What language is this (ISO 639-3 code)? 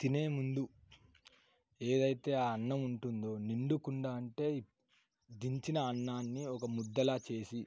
tel